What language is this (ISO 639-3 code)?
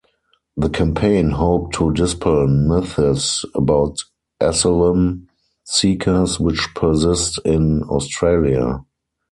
eng